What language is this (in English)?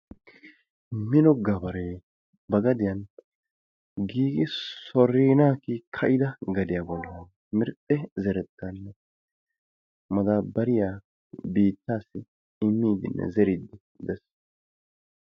Wolaytta